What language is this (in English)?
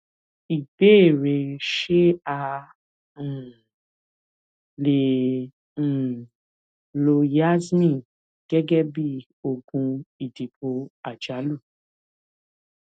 Yoruba